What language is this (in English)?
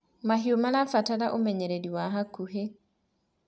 Kikuyu